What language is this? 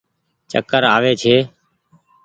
Goaria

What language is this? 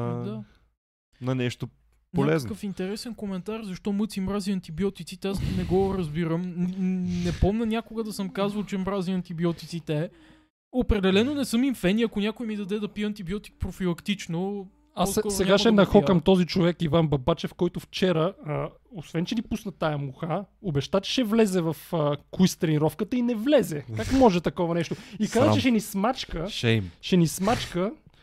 Bulgarian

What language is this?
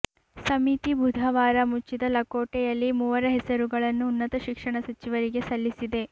Kannada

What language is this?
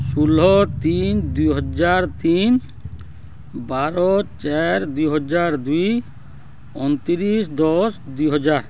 Odia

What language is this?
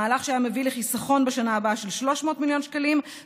Hebrew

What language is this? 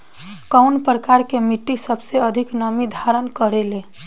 Bhojpuri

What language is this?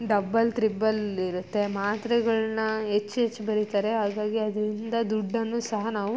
Kannada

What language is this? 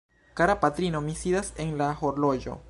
Esperanto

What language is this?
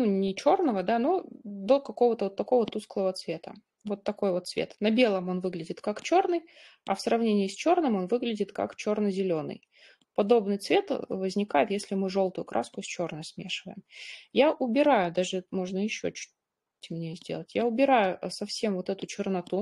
Russian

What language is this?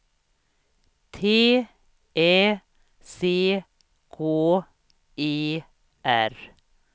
Swedish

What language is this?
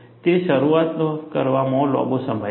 Gujarati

